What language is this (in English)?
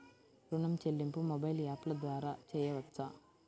Telugu